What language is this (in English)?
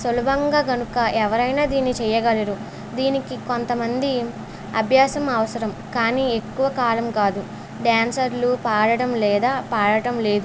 Telugu